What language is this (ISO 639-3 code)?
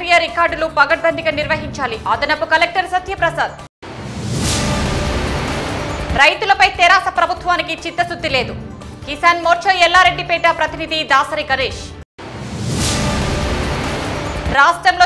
hin